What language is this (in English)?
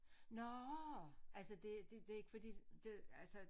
Danish